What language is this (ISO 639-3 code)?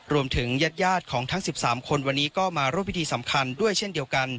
tha